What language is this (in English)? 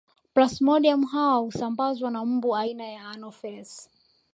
Swahili